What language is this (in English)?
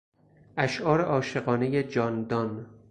Persian